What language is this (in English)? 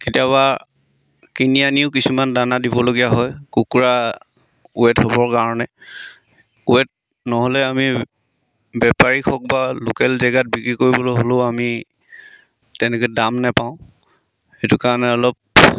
Assamese